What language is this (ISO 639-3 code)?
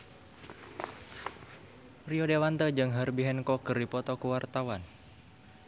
sun